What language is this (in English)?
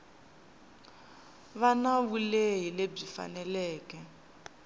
Tsonga